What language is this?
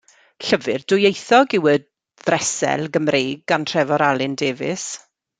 Welsh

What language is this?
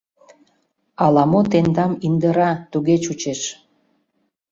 Mari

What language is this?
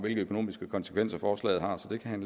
Danish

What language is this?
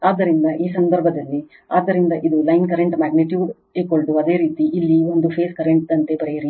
Kannada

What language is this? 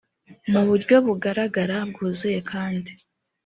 Kinyarwanda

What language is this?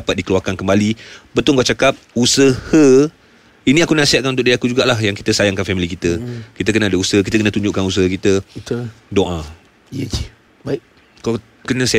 Malay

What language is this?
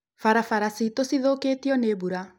Kikuyu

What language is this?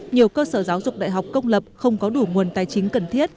Vietnamese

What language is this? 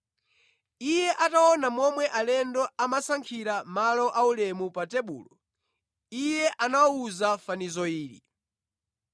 Nyanja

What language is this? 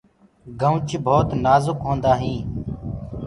Gurgula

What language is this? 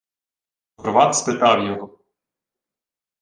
Ukrainian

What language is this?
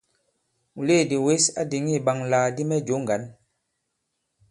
Bankon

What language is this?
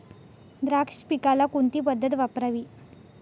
Marathi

